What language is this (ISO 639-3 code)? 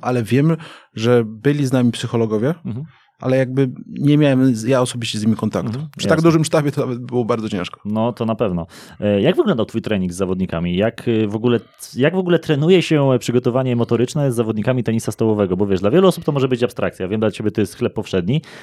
pol